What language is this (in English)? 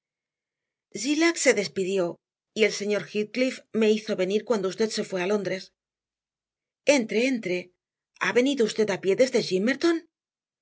Spanish